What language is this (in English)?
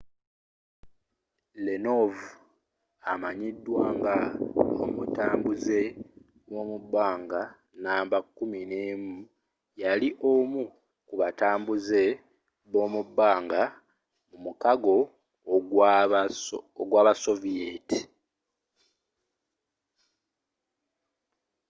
Ganda